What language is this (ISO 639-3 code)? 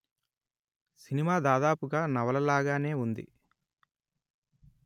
tel